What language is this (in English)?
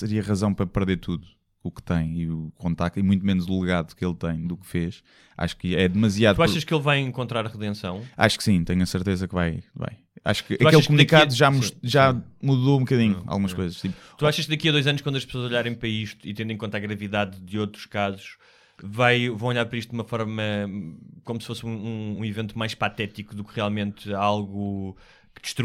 Portuguese